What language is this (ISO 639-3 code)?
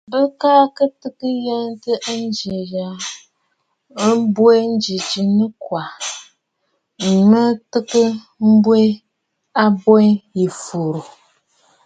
bfd